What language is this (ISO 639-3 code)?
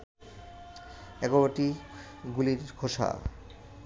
ben